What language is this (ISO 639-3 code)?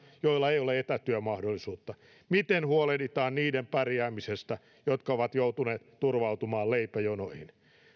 fin